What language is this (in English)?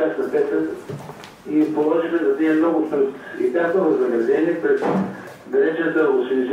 Bulgarian